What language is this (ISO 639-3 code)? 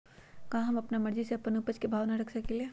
mag